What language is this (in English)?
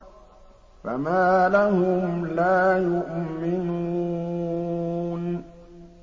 Arabic